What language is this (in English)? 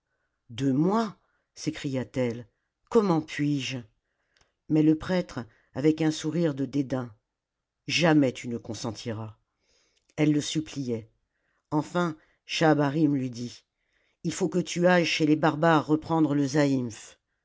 French